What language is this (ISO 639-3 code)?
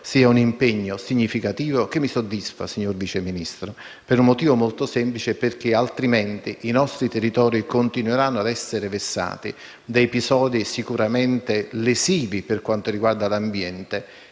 ita